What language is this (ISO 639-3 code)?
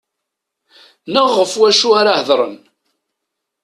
kab